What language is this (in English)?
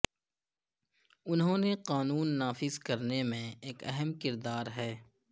Urdu